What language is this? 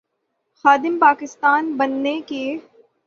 Urdu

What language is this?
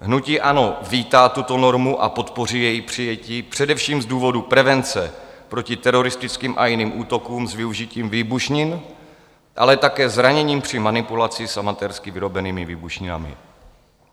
Czech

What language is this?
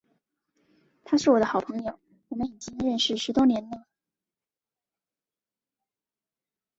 Chinese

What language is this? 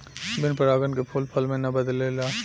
Bhojpuri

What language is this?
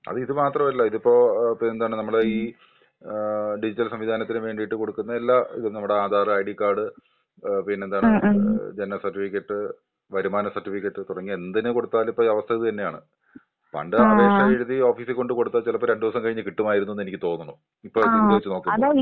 Malayalam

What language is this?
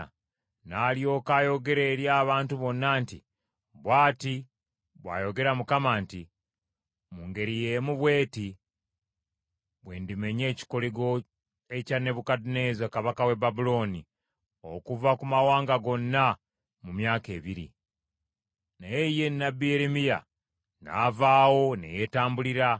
Ganda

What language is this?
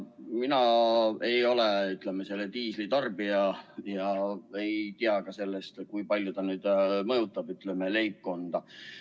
Estonian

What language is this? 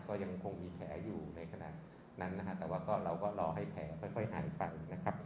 Thai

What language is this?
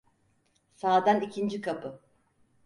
Turkish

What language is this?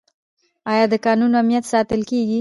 Pashto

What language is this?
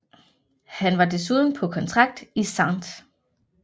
Danish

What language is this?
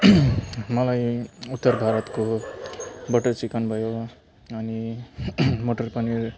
Nepali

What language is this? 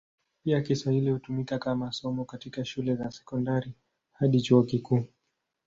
Swahili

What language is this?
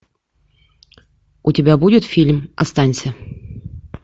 Russian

